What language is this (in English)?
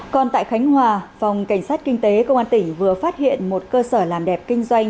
Vietnamese